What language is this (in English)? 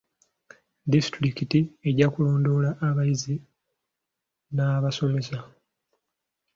Ganda